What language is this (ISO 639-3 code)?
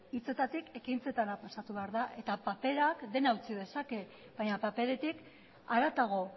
eus